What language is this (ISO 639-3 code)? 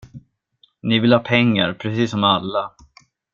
swe